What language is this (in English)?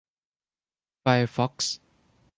Thai